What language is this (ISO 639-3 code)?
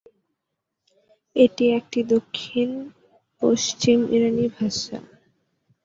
ben